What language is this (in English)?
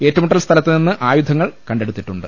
Malayalam